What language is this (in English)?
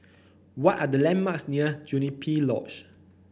English